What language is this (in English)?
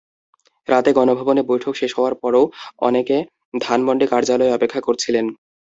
Bangla